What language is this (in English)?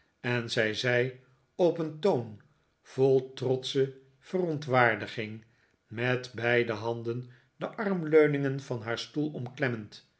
Dutch